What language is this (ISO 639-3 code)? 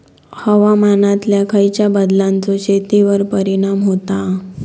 mar